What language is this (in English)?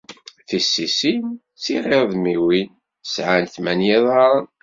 Kabyle